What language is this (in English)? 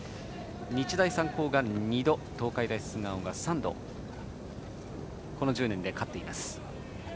Japanese